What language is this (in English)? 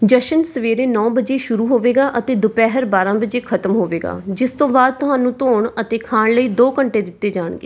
Punjabi